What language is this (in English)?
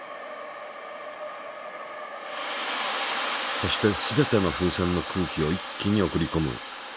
Japanese